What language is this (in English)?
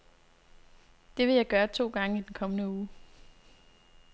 Danish